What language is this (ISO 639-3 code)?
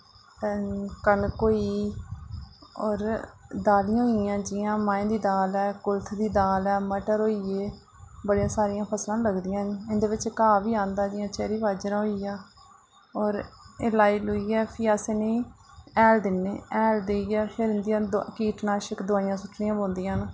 doi